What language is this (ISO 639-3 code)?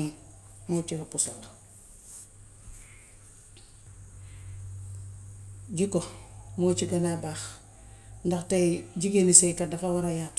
wof